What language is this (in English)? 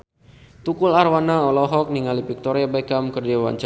Sundanese